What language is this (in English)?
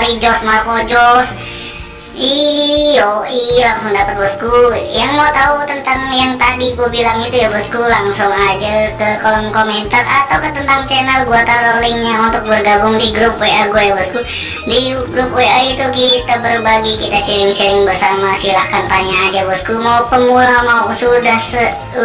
Indonesian